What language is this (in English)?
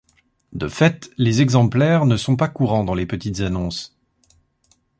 French